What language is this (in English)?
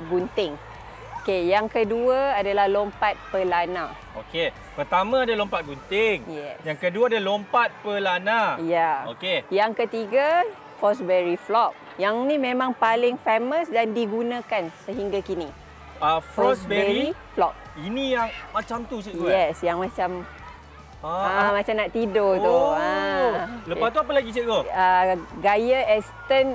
Malay